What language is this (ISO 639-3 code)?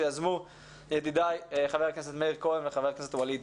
heb